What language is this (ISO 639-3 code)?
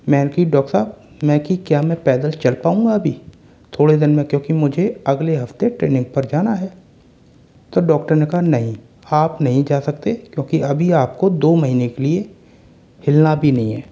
hin